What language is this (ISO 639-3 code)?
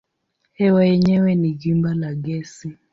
swa